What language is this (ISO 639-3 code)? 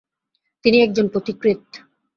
ben